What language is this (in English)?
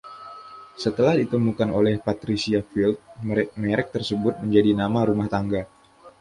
Indonesian